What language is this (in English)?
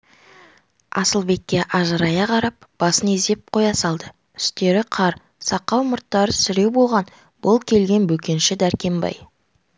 Kazakh